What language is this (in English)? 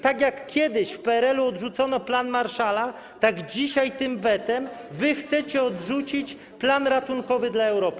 Polish